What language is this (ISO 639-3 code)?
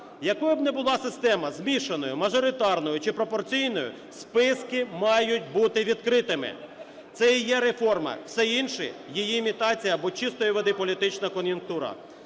ukr